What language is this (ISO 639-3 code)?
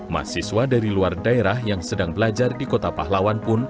ind